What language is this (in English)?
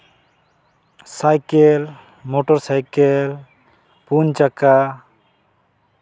Santali